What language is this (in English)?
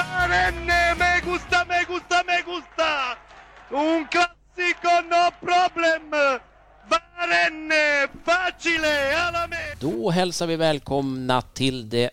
Swedish